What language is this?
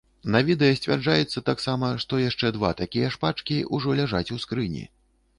Belarusian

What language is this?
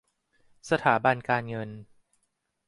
Thai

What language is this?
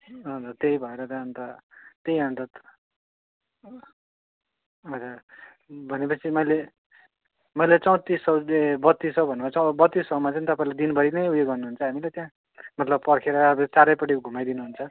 Nepali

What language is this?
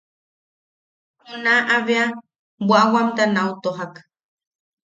Yaqui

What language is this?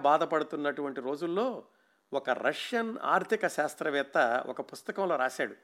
Telugu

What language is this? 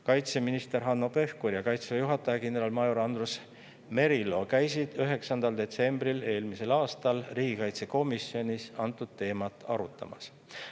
Estonian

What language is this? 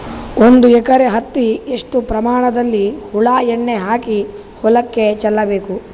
Kannada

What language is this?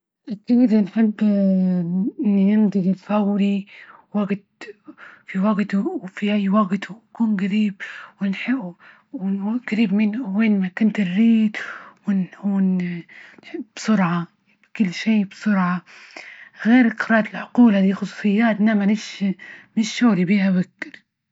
Libyan Arabic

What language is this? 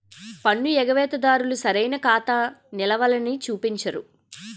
Telugu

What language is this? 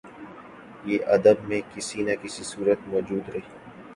Urdu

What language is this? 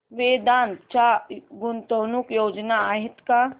Marathi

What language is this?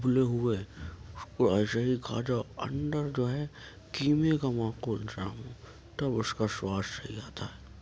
Urdu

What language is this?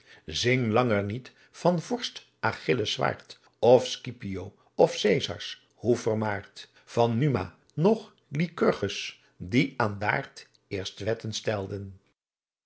Dutch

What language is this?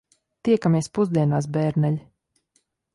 Latvian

